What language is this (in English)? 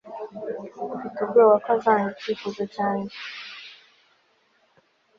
Kinyarwanda